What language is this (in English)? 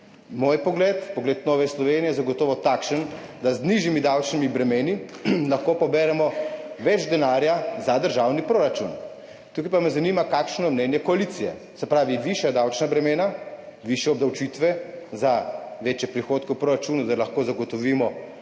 Slovenian